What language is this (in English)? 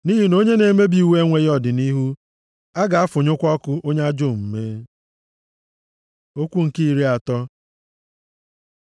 Igbo